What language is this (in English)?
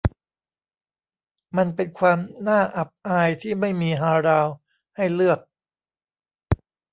Thai